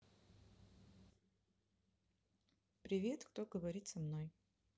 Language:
Russian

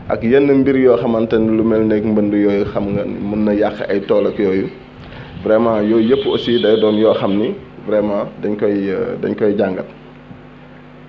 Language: Wolof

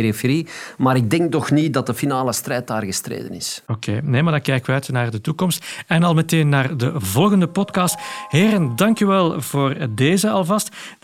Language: Dutch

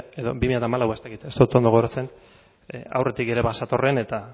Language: Basque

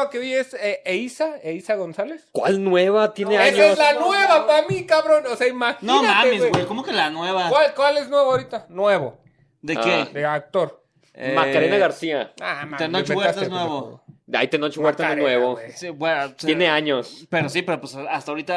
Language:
Spanish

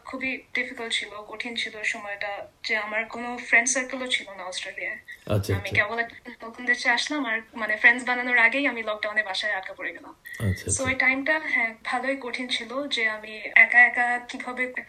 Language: Bangla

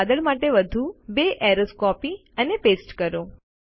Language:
Gujarati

